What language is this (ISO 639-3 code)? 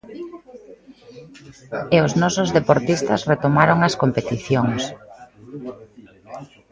glg